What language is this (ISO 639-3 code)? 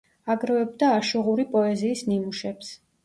kat